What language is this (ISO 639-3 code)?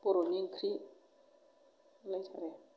brx